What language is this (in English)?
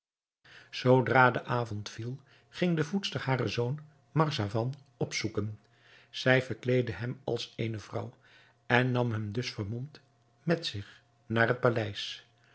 Dutch